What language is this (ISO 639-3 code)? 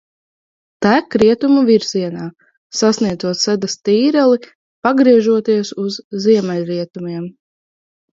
lav